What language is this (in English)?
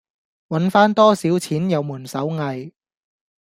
Cantonese